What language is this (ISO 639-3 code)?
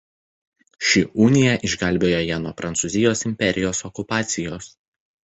lit